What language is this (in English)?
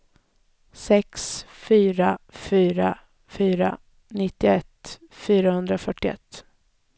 Swedish